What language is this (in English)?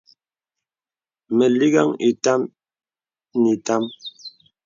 Bebele